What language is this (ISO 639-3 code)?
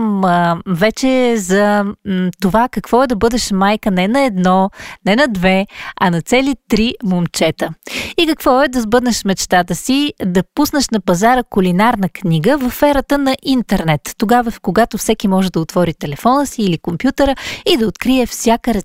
bul